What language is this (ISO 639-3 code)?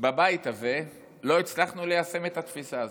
heb